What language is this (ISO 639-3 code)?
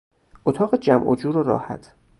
fas